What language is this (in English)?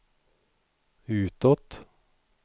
Swedish